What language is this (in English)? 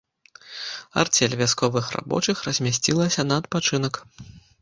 Belarusian